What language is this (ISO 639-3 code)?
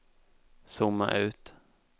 swe